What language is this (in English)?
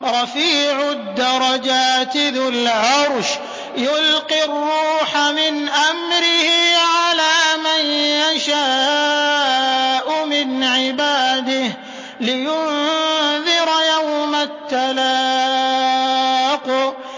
Arabic